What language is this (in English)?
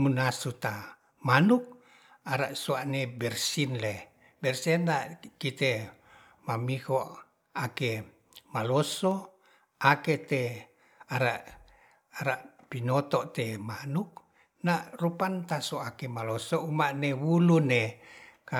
Ratahan